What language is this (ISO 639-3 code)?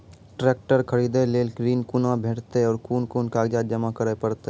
mai